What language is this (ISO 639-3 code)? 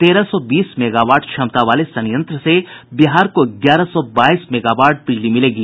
hin